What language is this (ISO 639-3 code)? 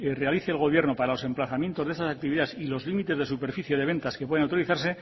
spa